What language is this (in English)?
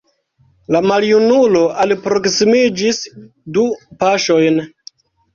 Esperanto